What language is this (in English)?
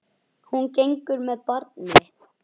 Icelandic